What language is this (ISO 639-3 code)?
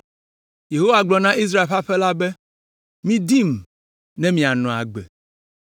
ewe